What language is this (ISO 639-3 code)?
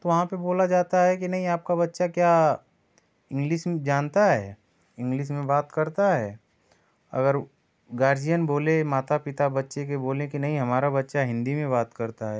hin